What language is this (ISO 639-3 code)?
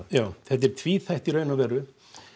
isl